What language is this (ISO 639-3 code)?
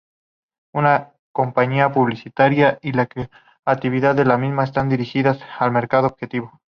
spa